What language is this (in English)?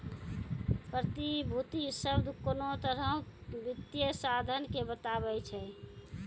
Maithili